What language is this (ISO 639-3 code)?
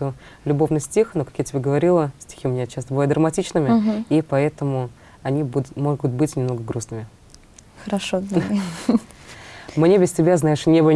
rus